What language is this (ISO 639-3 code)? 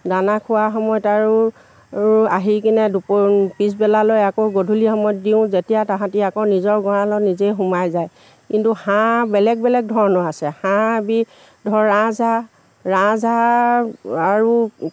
asm